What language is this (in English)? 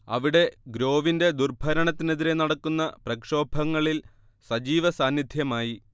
Malayalam